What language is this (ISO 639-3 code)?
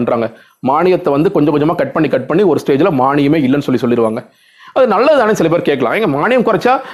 tam